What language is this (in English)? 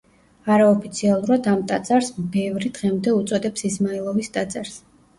Georgian